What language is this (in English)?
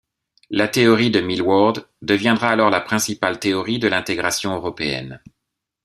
French